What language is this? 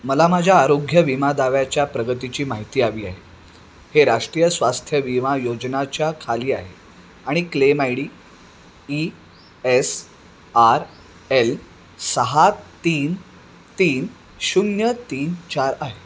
Marathi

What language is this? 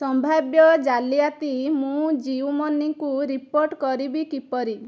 Odia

